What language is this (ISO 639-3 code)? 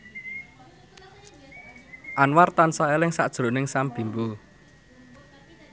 jav